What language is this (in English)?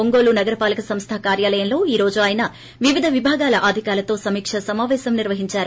Telugu